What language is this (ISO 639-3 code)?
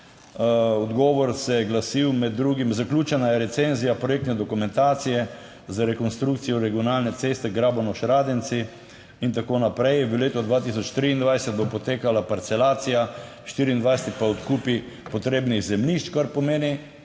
slv